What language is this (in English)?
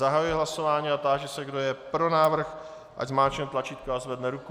Czech